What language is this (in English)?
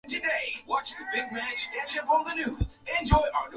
Swahili